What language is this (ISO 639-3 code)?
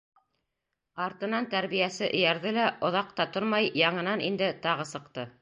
bak